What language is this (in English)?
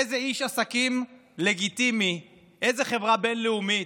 Hebrew